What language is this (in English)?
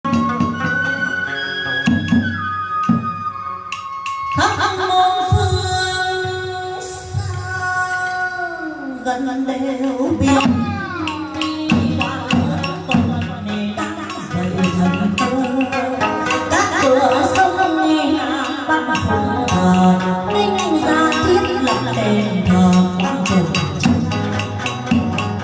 Vietnamese